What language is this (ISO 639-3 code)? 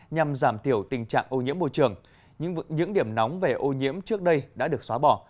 vie